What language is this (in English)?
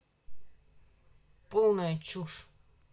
Russian